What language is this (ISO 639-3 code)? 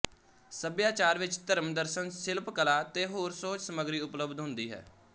pan